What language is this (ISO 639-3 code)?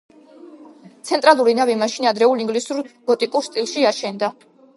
kat